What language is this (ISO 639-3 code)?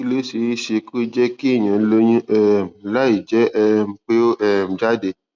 yor